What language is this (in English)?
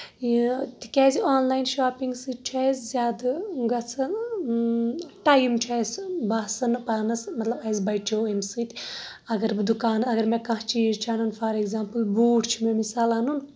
Kashmiri